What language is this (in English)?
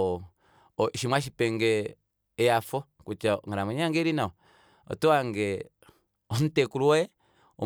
Kuanyama